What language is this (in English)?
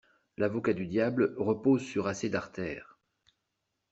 French